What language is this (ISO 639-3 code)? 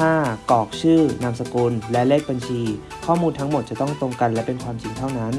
tha